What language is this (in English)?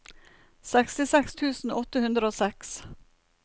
Norwegian